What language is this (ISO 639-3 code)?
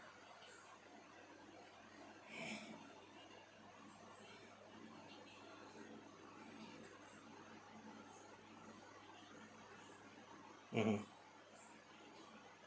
eng